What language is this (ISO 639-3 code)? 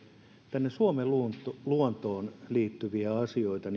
fin